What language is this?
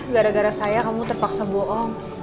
Indonesian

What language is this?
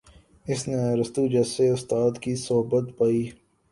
Urdu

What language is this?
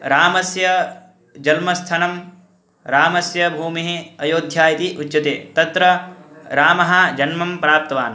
Sanskrit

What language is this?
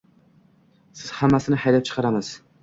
Uzbek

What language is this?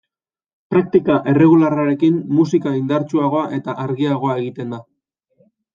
Basque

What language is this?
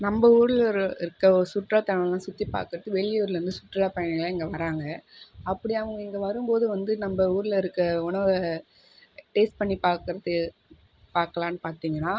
Tamil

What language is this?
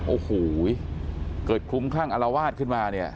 Thai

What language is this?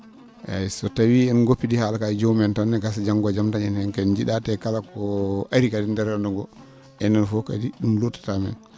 Fula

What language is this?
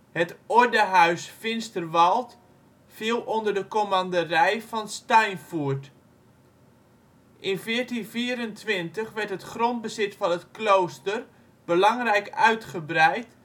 Dutch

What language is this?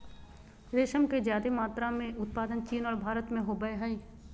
Magahi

